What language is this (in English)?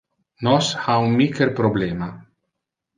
Interlingua